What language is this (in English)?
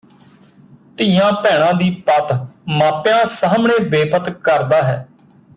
Punjabi